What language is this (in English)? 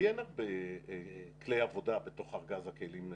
Hebrew